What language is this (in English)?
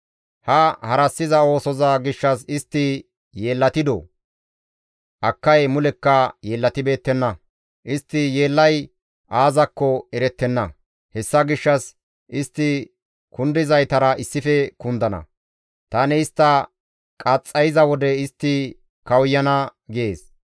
Gamo